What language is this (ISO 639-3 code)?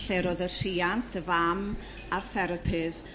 cym